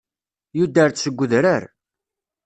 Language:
Kabyle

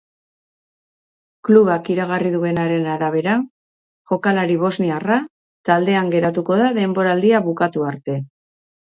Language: Basque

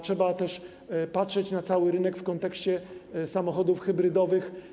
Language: Polish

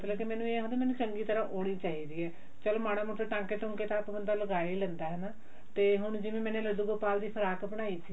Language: Punjabi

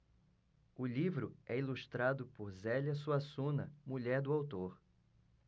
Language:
Portuguese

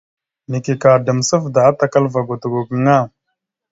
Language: Mada (Cameroon)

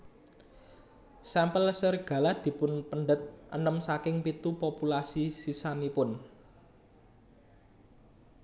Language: Javanese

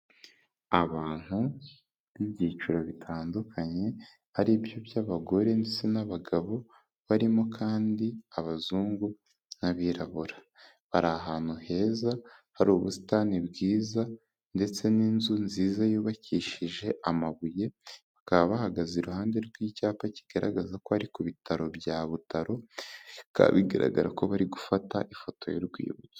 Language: Kinyarwanda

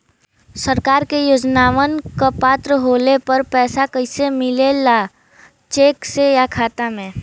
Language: Bhojpuri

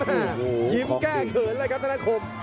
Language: Thai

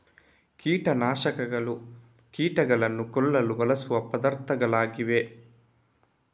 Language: Kannada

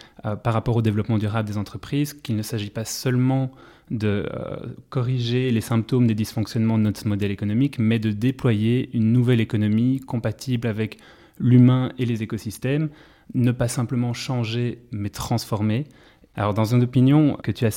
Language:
French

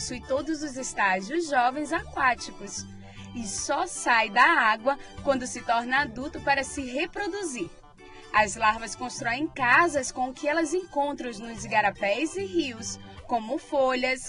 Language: Portuguese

